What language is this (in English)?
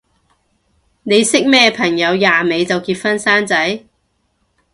Cantonese